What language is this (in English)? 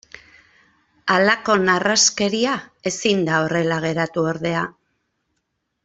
Basque